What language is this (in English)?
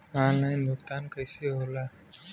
Bhojpuri